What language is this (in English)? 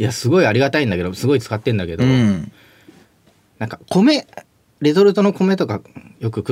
Japanese